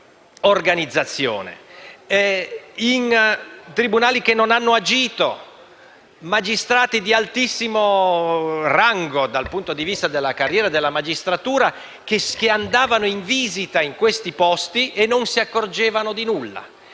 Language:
Italian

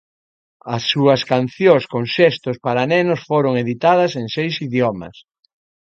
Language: Galician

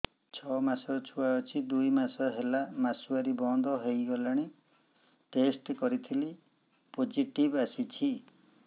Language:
Odia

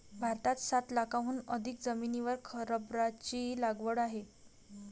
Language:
Marathi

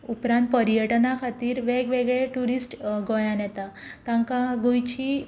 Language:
Konkani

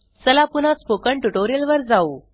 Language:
Marathi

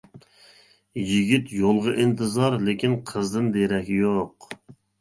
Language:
Uyghur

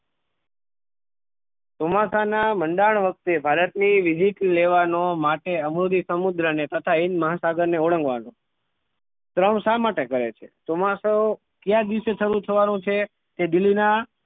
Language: Gujarati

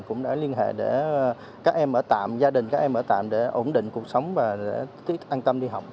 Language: Vietnamese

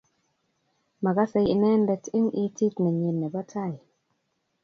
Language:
Kalenjin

